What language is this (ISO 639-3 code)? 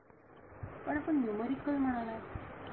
mar